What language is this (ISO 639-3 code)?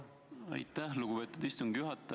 est